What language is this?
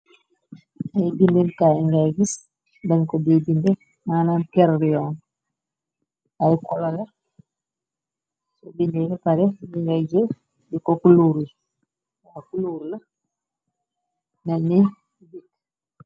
Wolof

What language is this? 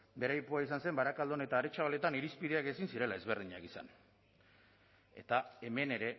Basque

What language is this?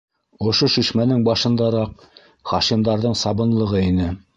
Bashkir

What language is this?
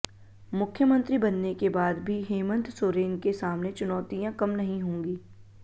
Hindi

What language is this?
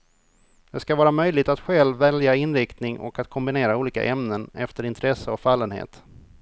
Swedish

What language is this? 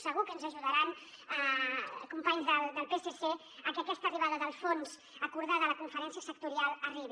Catalan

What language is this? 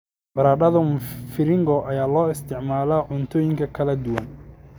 Somali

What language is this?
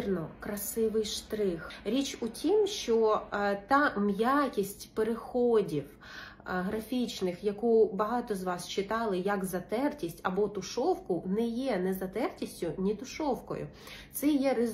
Ukrainian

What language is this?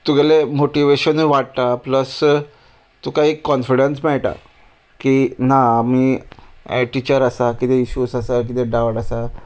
Konkani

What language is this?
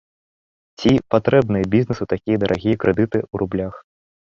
Belarusian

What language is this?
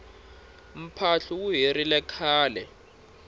Tsonga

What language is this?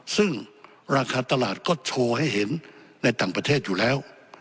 Thai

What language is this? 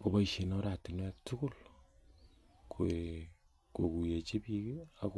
Kalenjin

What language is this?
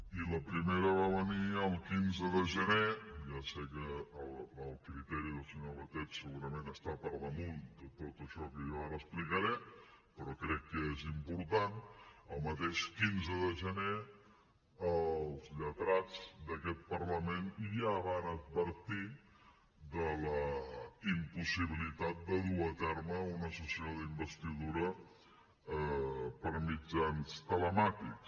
Catalan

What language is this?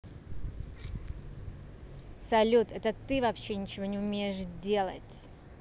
Russian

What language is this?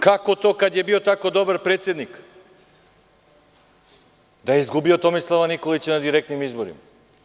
Serbian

